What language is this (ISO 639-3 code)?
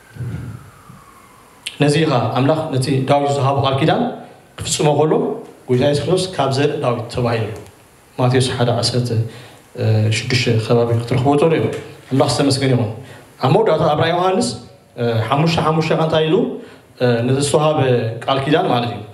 ara